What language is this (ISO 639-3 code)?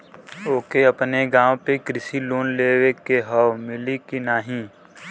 bho